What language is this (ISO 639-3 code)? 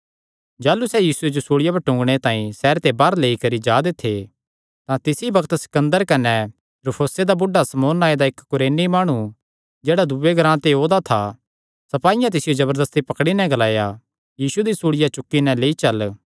xnr